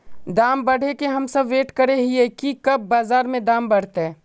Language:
Magahi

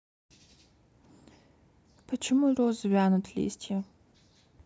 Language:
Russian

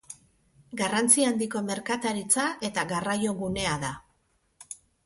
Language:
Basque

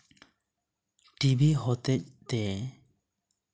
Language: Santali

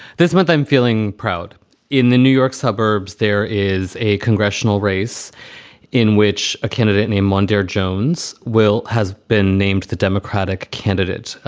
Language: English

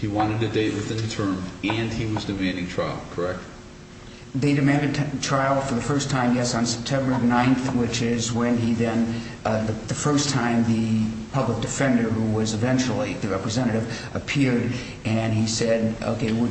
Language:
English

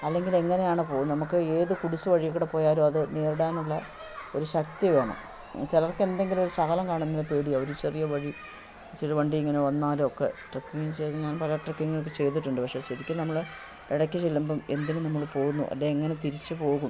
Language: Malayalam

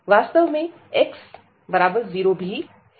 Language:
Hindi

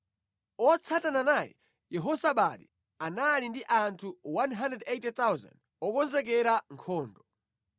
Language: Nyanja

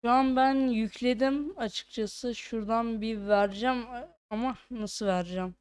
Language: Turkish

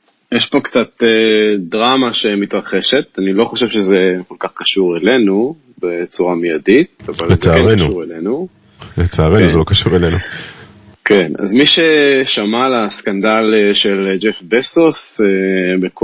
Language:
Hebrew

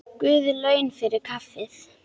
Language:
Icelandic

